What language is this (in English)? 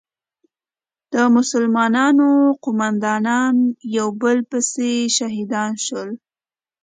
Pashto